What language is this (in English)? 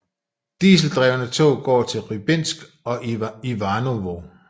Danish